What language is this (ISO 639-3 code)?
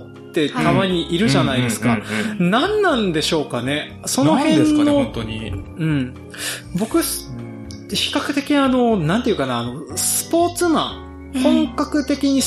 jpn